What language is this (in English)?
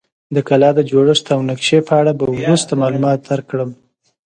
Pashto